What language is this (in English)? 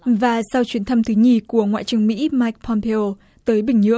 Vietnamese